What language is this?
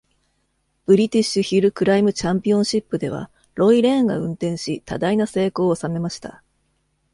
Japanese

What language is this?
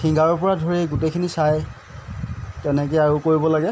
Assamese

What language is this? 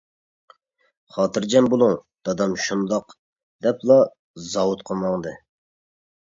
Uyghur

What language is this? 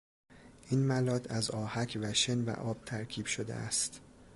Persian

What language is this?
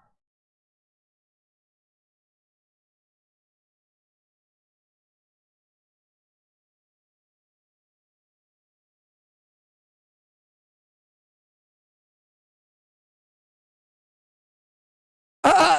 Malay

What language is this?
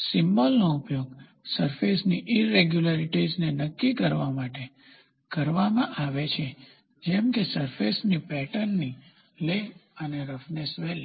Gujarati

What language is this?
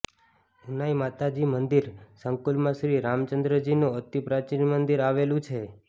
Gujarati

